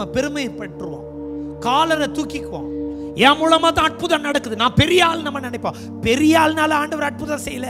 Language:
Korean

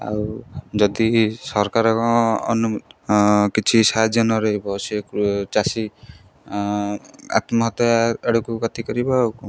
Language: Odia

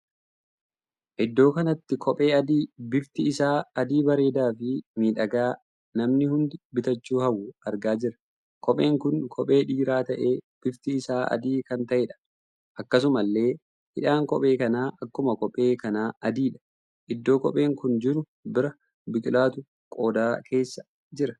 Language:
Oromo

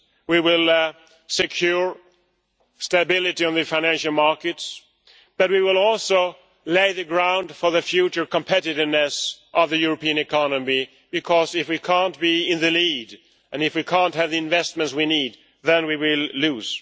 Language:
English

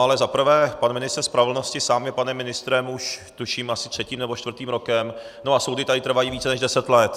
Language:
Czech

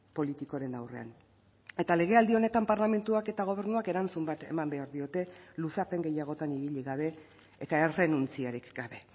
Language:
Basque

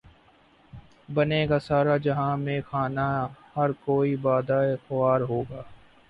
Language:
Urdu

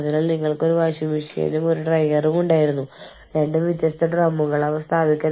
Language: Malayalam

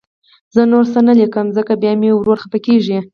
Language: Pashto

